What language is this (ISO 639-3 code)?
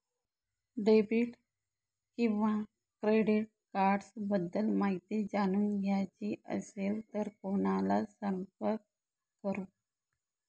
mar